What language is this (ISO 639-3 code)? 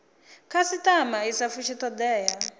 ven